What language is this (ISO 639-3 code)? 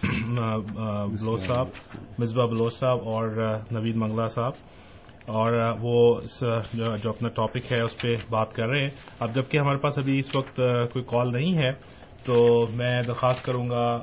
urd